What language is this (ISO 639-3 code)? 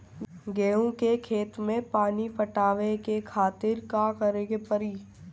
bho